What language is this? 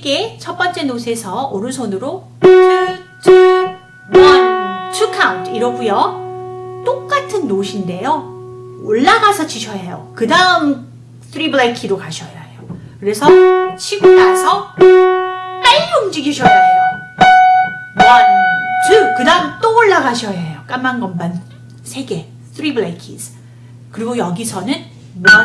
Korean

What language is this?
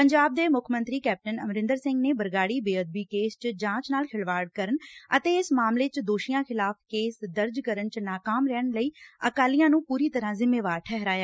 Punjabi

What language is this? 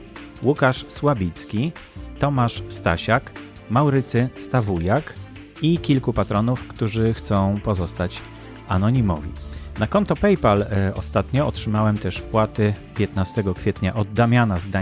Polish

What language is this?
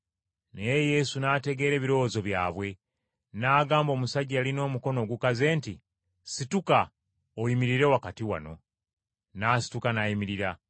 Ganda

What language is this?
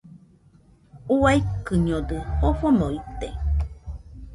Nüpode Huitoto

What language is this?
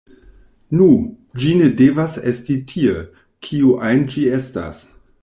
Esperanto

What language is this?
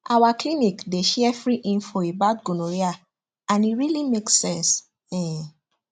Nigerian Pidgin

